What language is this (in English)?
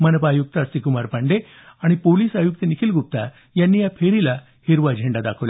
Marathi